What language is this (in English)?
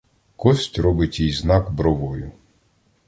Ukrainian